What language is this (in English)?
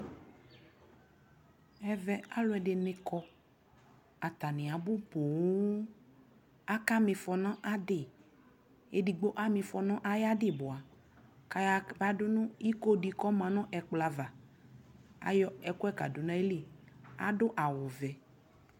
Ikposo